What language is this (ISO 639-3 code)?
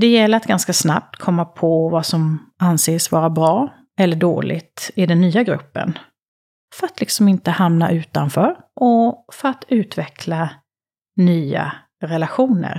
swe